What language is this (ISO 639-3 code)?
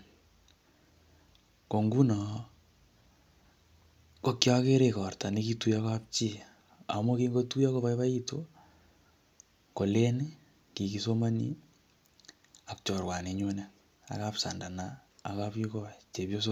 kln